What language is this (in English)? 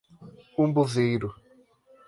Portuguese